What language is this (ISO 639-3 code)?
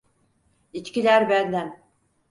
tur